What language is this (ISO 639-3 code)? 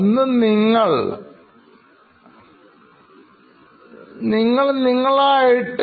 mal